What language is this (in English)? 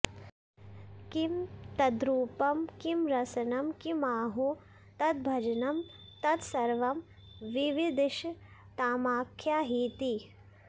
Sanskrit